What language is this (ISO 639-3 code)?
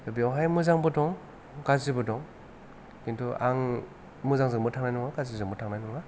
brx